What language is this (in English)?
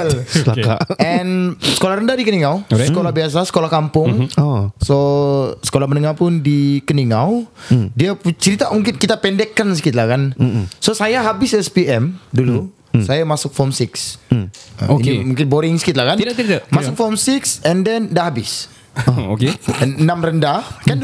Malay